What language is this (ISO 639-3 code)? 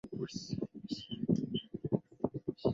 zho